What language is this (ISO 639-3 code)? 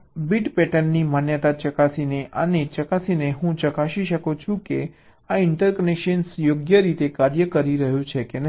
guj